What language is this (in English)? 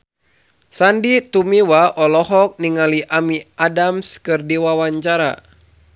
Sundanese